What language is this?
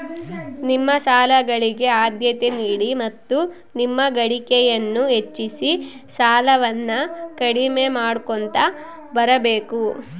Kannada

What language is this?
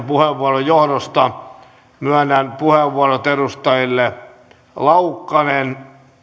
Finnish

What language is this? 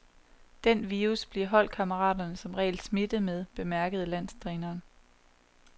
Danish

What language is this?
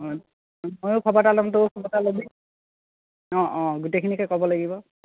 Assamese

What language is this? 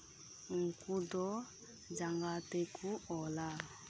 Santali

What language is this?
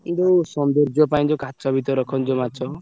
Odia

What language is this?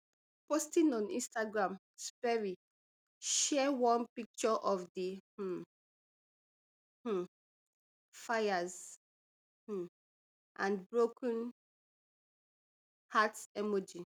Nigerian Pidgin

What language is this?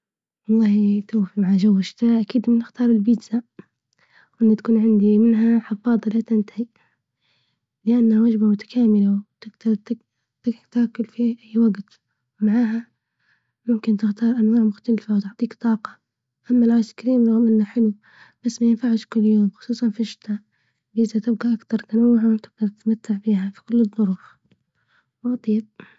Libyan Arabic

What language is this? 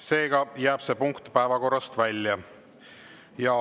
Estonian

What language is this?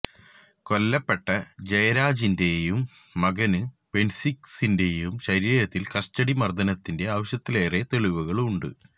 Malayalam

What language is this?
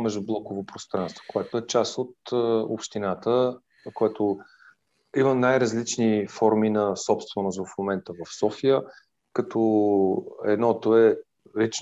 Bulgarian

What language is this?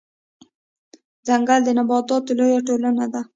Pashto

